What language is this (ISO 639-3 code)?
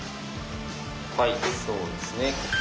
jpn